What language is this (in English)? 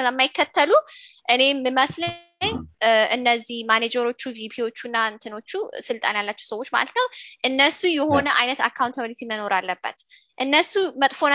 Amharic